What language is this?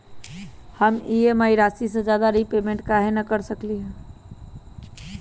Magahi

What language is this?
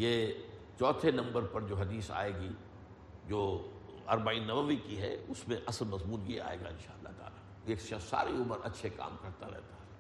Urdu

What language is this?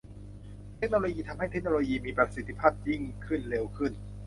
Thai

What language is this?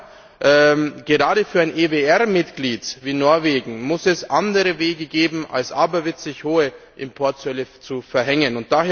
German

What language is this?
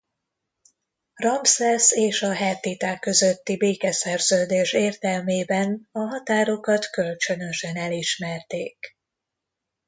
Hungarian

